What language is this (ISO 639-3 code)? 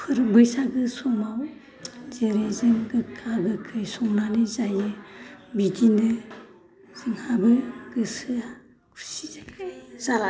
brx